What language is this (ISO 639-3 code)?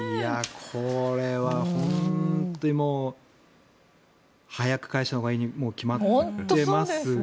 jpn